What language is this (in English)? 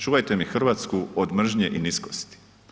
Croatian